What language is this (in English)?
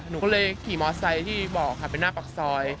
Thai